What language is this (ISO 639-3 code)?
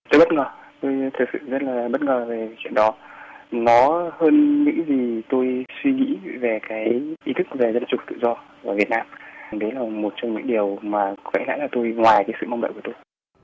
vie